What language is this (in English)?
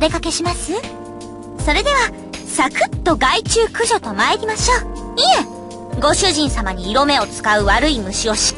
Japanese